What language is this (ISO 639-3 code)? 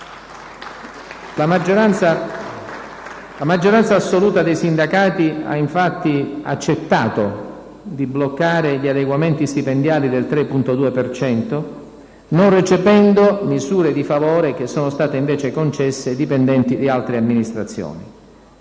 ita